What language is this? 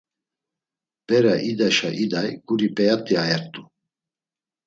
Laz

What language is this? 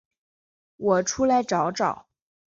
Chinese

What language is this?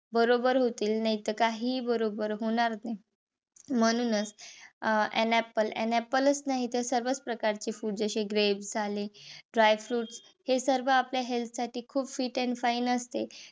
Marathi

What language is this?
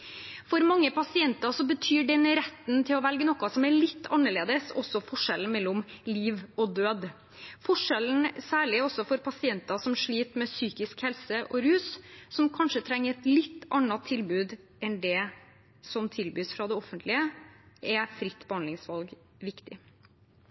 Norwegian Bokmål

